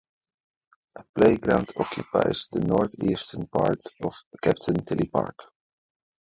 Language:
English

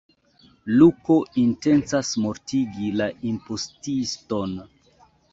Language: Esperanto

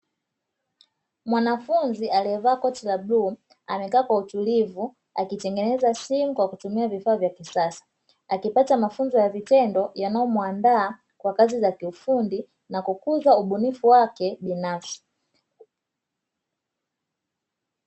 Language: Swahili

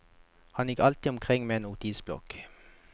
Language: Norwegian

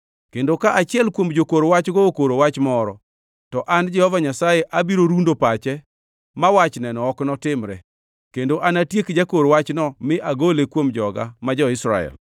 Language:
Luo (Kenya and Tanzania)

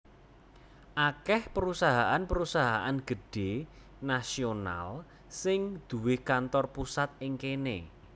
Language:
Javanese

